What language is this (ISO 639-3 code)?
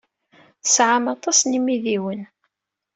kab